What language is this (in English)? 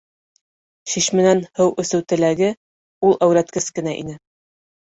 Bashkir